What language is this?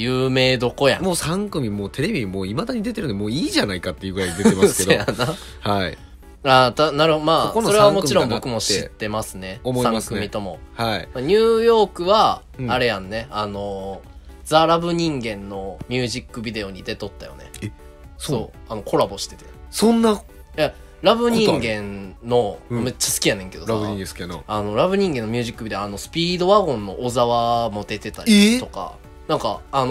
Japanese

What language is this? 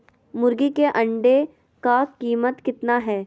Magahi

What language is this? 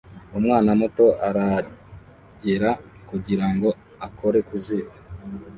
Kinyarwanda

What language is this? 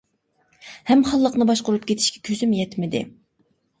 Uyghur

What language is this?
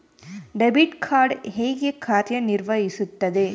Kannada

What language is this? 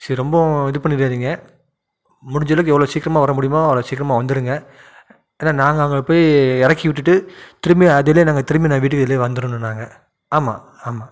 Tamil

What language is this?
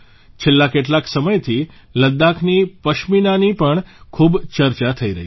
Gujarati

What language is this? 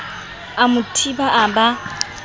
Southern Sotho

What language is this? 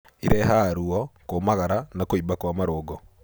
Kikuyu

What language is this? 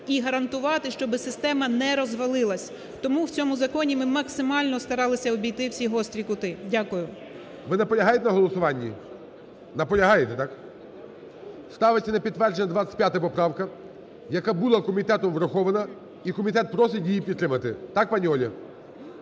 Ukrainian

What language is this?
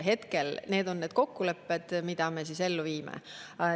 Estonian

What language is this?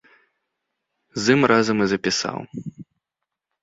Belarusian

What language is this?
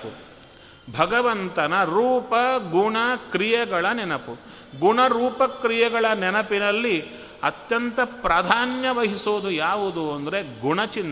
Kannada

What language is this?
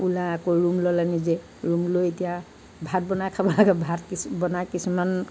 Assamese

